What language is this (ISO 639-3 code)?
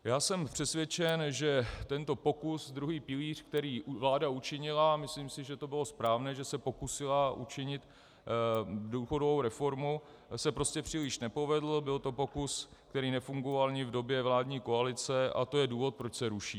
ces